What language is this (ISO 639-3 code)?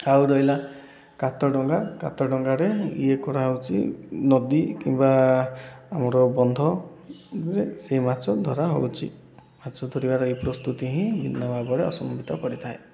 ori